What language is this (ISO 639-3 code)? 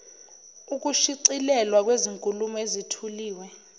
zul